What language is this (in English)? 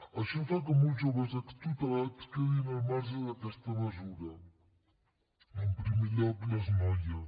Catalan